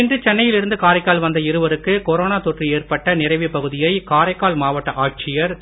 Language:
Tamil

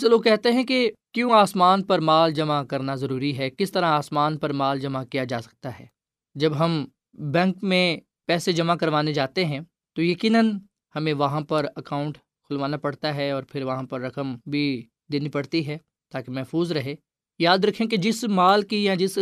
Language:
Urdu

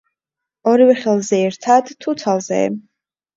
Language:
Georgian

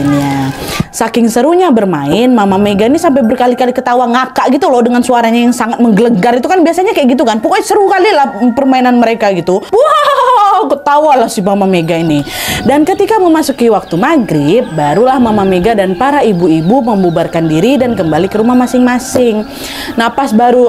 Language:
Indonesian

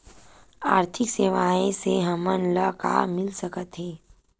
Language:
Chhattisgarhi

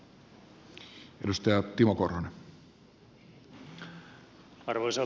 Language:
Finnish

